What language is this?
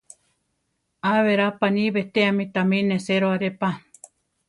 Central Tarahumara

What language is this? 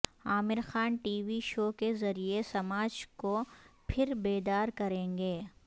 Urdu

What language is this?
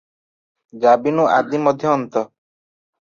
Odia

